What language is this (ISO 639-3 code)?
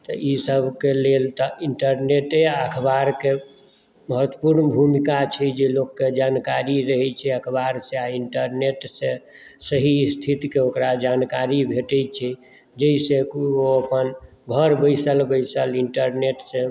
mai